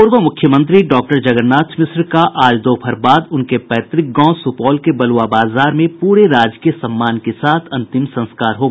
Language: Hindi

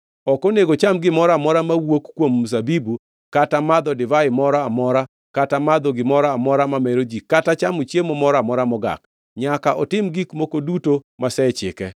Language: Luo (Kenya and Tanzania)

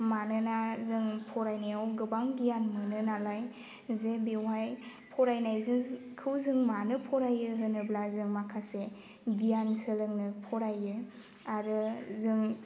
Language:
Bodo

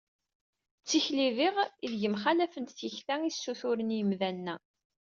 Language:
Kabyle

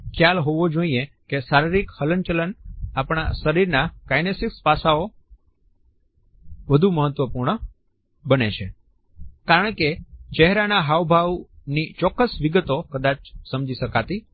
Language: Gujarati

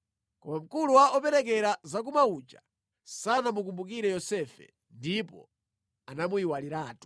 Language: Nyanja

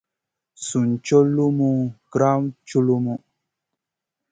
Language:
Masana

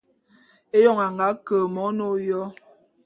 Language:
Bulu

